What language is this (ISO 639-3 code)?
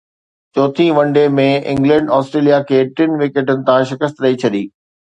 snd